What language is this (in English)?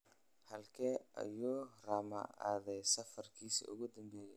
Somali